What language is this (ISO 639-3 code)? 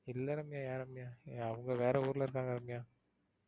tam